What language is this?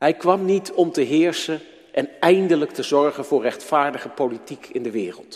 Dutch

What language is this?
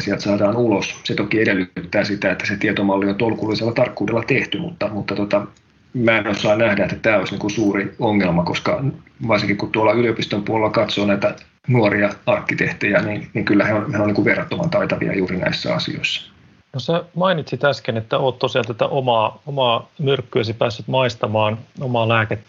Finnish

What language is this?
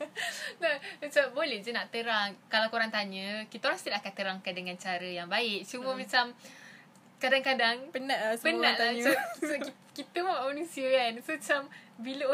Malay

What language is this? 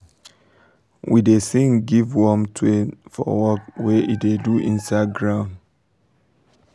Nigerian Pidgin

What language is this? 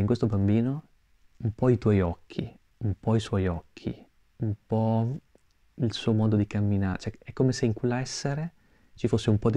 Italian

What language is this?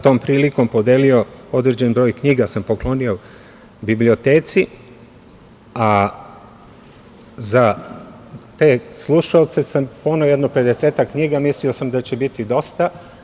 Serbian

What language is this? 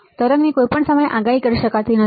Gujarati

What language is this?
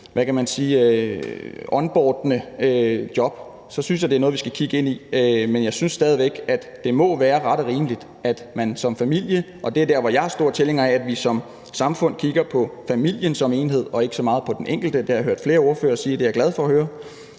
Danish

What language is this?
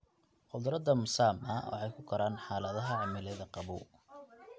Somali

